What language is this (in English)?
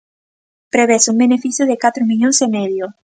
Galician